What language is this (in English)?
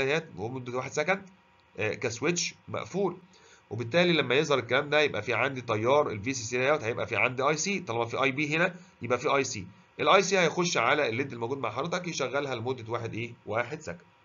Arabic